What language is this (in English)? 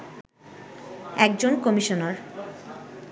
Bangla